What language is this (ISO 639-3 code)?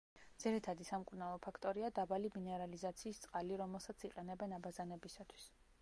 kat